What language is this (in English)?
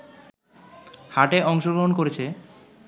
Bangla